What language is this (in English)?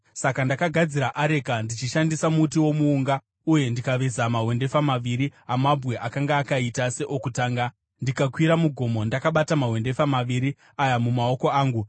Shona